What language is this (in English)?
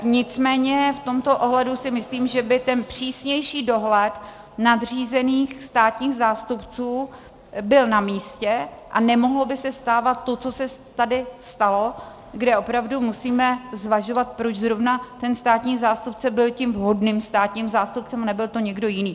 Czech